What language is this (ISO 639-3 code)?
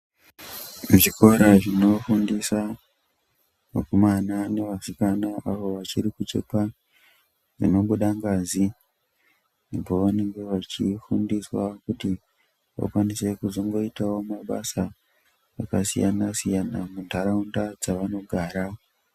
ndc